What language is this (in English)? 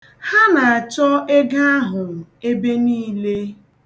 Igbo